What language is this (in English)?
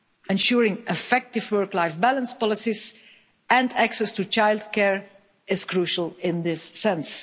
English